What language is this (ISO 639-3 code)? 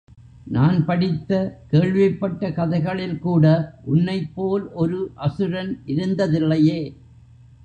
tam